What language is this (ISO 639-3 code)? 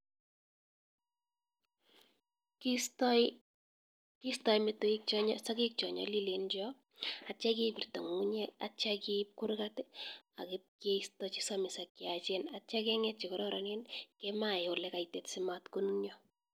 kln